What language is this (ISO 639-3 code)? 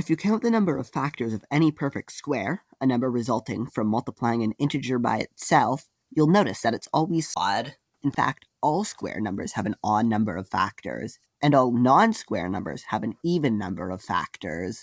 eng